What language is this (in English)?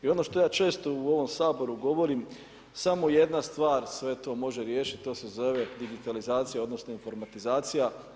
Croatian